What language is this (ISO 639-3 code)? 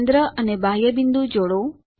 guj